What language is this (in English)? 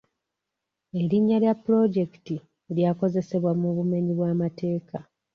Ganda